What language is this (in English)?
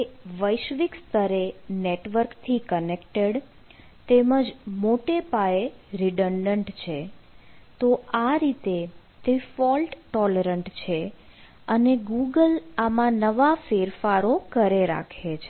Gujarati